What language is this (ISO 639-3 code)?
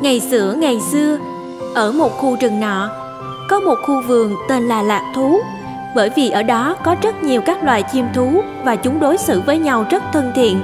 vie